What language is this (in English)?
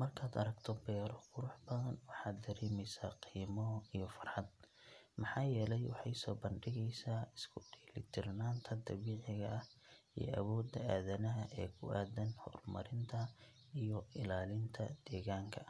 Somali